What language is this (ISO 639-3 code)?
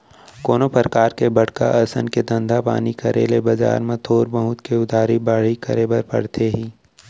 hne